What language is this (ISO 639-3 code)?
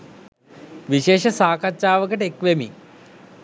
sin